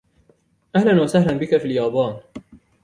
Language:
Arabic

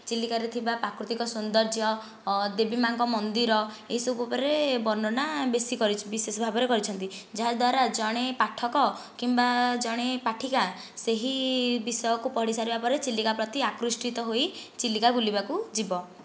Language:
Odia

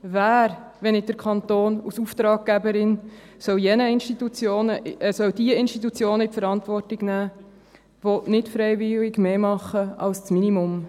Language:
Swiss German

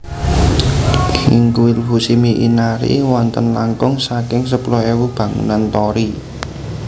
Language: Javanese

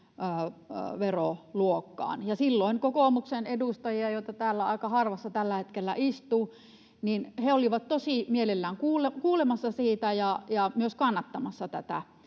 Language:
Finnish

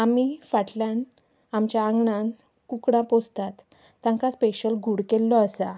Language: Konkani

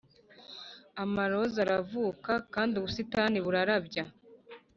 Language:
Kinyarwanda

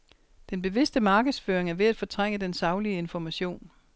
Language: Danish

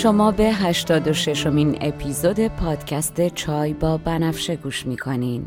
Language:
Persian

